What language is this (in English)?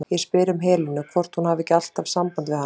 Icelandic